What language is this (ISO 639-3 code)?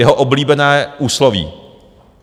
ces